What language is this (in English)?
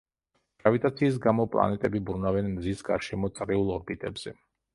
Georgian